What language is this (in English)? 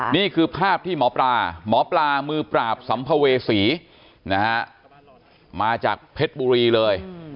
Thai